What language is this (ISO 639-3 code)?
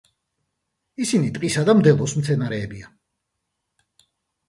kat